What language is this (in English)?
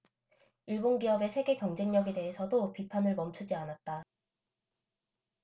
Korean